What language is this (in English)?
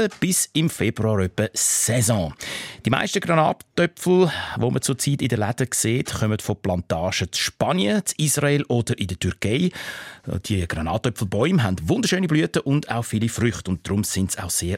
German